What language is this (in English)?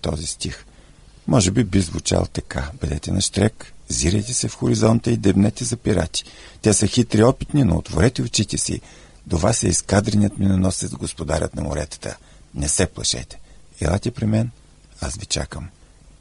Bulgarian